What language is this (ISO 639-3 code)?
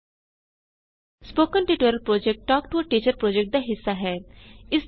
pan